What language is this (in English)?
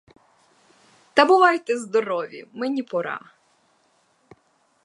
Ukrainian